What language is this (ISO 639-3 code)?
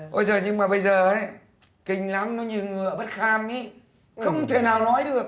vie